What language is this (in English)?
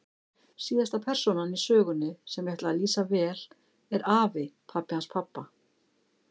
Icelandic